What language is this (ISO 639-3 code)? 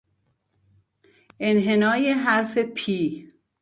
fas